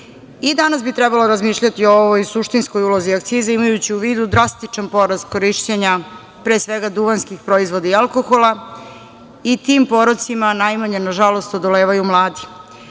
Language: Serbian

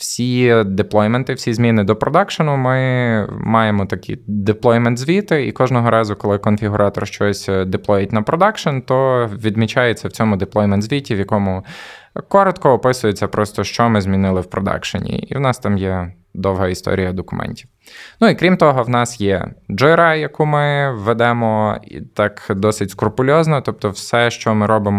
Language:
Ukrainian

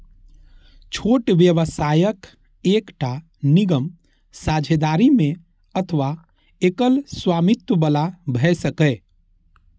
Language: Maithili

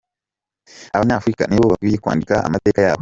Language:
Kinyarwanda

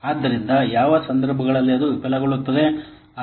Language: Kannada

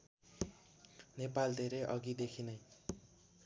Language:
Nepali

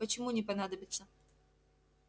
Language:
Russian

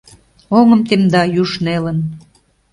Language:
Mari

